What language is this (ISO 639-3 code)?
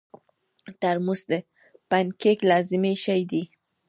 pus